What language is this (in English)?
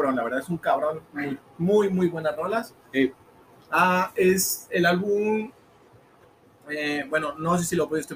Spanish